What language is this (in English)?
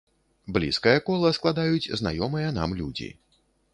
Belarusian